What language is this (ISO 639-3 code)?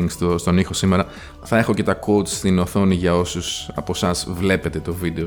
ell